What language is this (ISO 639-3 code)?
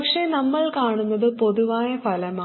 mal